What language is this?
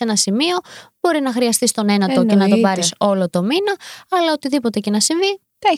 Greek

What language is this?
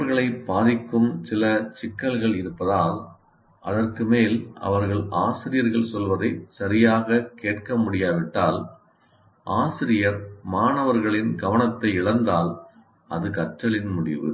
Tamil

